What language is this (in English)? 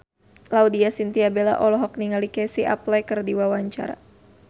Sundanese